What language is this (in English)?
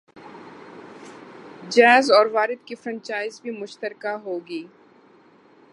Urdu